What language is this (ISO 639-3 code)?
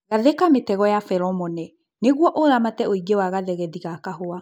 kik